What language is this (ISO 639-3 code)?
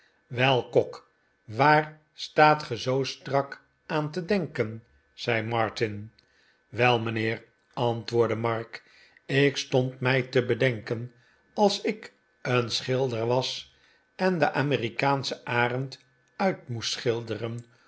nld